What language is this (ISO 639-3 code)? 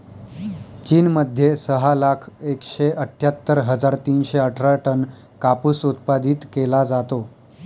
mar